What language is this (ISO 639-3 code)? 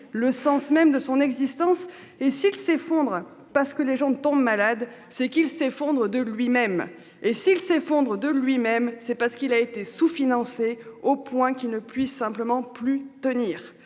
fra